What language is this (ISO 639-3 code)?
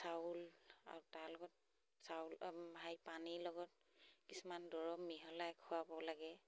asm